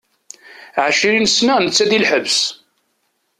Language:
Kabyle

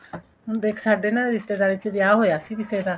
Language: Punjabi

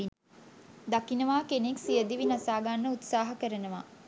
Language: Sinhala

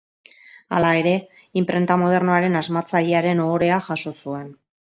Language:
Basque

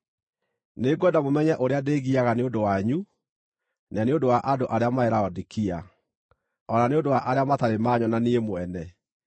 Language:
Kikuyu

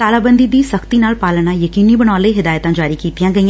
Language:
Punjabi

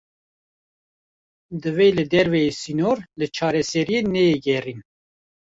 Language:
Kurdish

